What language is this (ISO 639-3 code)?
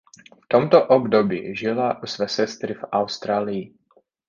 ces